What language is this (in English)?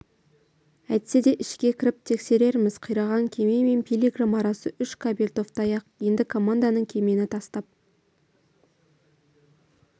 Kazakh